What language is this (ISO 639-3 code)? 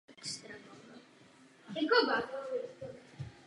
ces